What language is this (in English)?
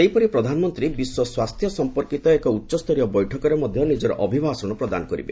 Odia